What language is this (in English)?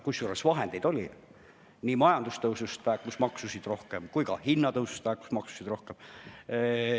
Estonian